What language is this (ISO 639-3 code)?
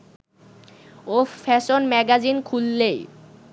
ben